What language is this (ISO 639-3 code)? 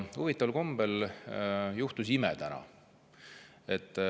est